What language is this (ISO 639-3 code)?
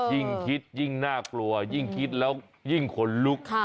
tha